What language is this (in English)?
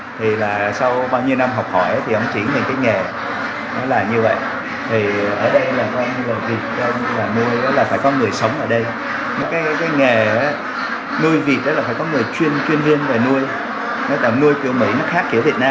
Vietnamese